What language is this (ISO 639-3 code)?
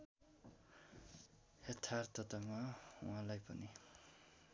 nep